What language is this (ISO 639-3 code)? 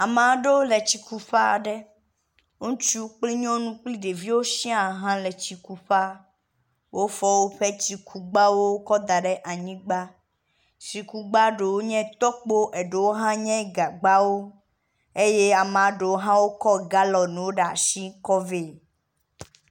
ewe